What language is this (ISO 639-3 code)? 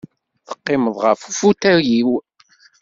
kab